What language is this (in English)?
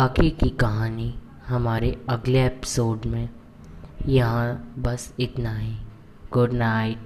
Hindi